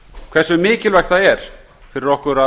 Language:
Icelandic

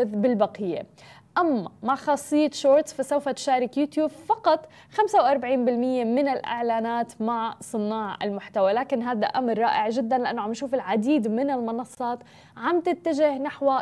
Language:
Arabic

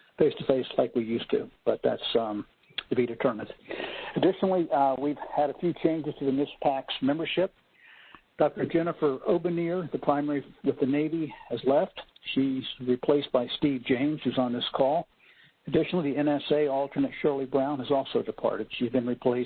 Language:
English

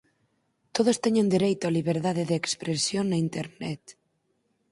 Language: Galician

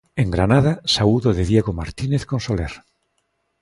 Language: Galician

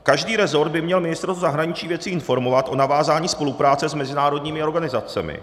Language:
Czech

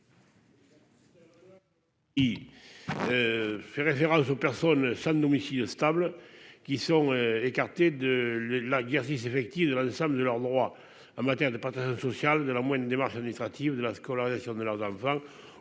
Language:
French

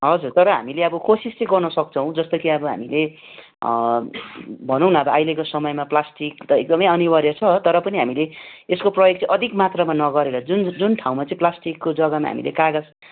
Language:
Nepali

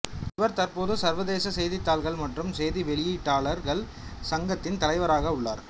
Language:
Tamil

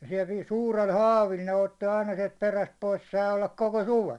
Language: Finnish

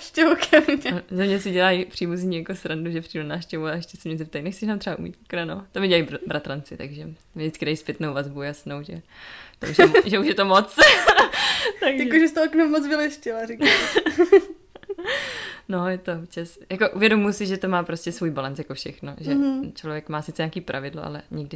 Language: Czech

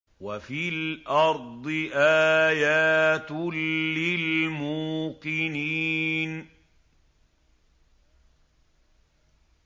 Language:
Arabic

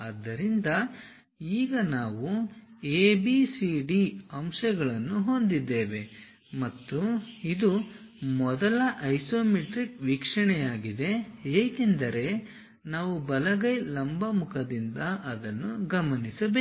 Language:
Kannada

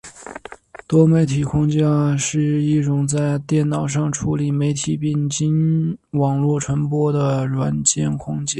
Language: Chinese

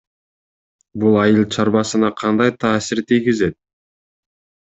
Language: Kyrgyz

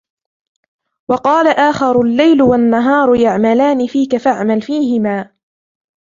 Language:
Arabic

